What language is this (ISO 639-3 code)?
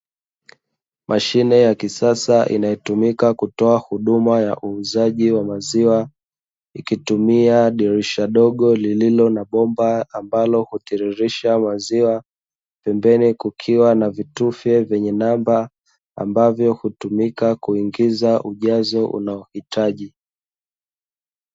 swa